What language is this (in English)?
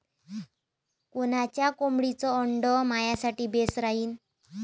Marathi